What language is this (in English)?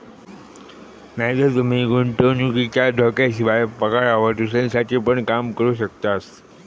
Marathi